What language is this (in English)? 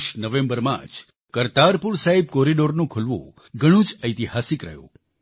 Gujarati